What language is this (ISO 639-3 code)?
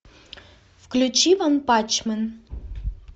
rus